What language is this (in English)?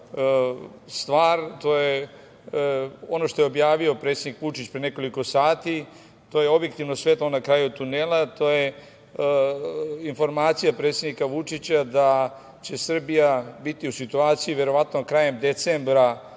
Serbian